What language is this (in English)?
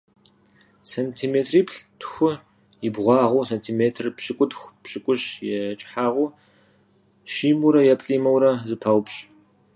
Kabardian